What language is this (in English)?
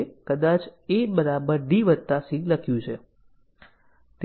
Gujarati